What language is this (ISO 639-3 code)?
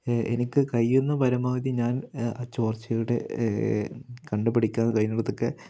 mal